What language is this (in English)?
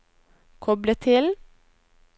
Norwegian